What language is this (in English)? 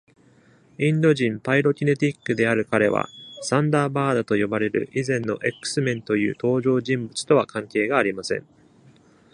Japanese